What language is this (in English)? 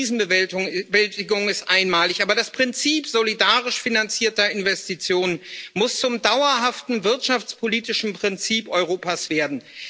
German